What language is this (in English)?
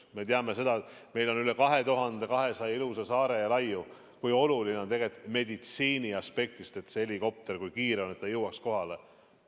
Estonian